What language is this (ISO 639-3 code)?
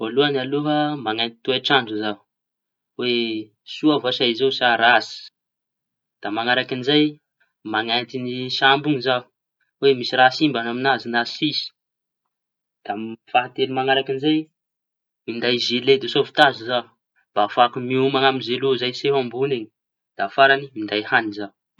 txy